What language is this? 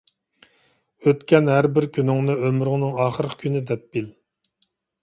Uyghur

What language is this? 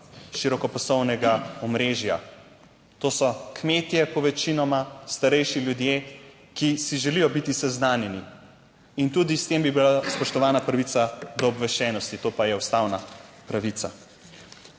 Slovenian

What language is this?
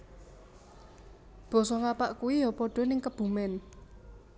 Javanese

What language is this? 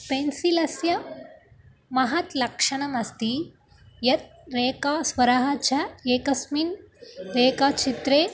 Sanskrit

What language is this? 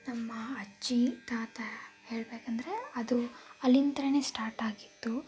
Kannada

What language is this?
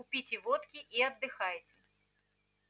Russian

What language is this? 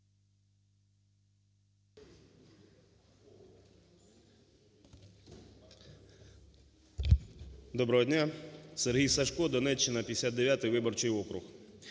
Ukrainian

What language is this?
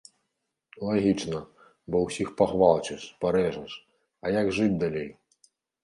Belarusian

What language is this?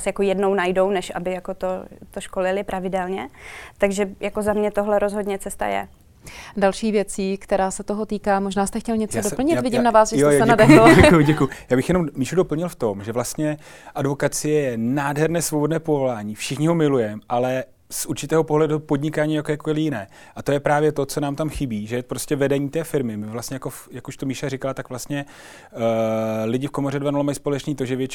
Czech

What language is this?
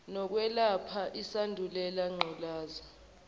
Zulu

